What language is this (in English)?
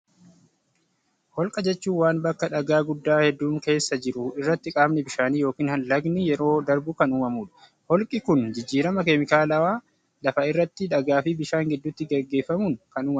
Oromo